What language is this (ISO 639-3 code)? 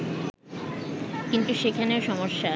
ben